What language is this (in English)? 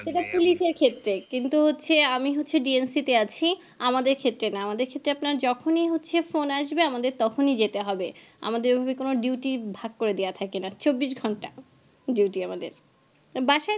Bangla